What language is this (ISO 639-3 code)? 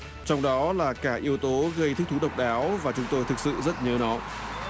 vie